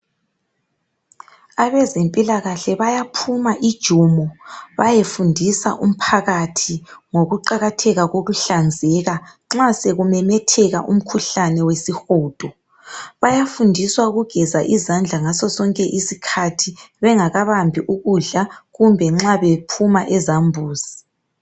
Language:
North Ndebele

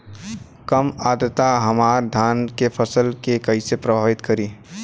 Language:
Bhojpuri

